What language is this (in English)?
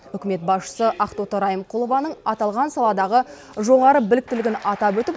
Kazakh